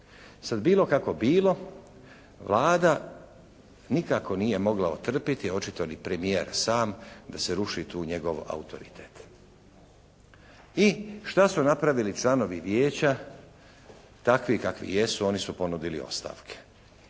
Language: Croatian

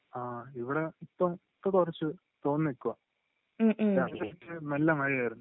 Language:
Malayalam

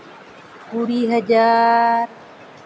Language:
Santali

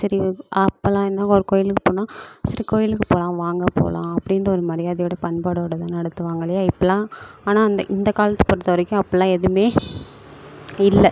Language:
Tamil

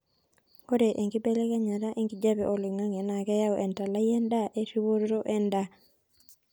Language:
Masai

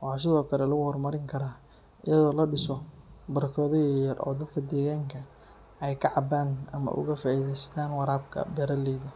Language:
Somali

